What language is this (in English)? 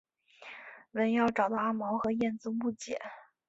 Chinese